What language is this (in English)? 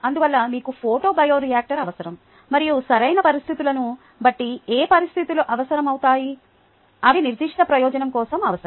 Telugu